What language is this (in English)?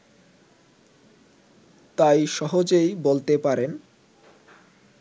Bangla